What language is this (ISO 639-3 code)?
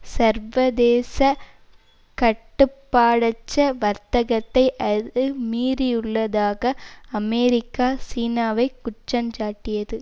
tam